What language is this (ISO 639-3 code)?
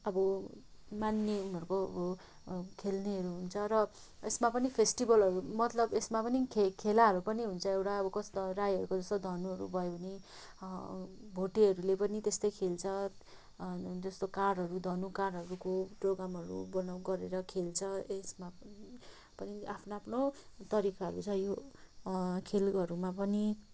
nep